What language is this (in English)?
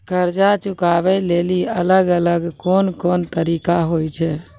Maithili